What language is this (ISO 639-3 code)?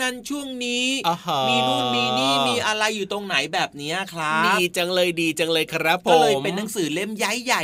tha